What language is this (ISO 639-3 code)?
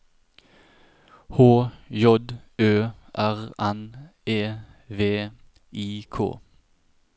nor